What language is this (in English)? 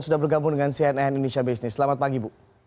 Indonesian